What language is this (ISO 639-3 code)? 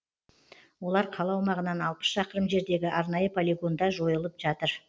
kaz